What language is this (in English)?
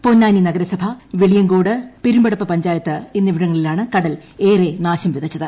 Malayalam